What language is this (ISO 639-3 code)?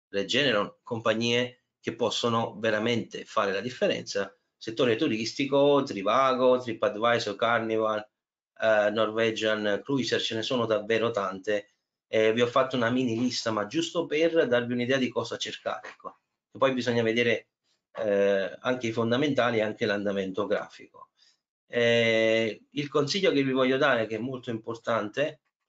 ita